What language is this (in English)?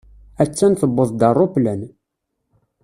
Kabyle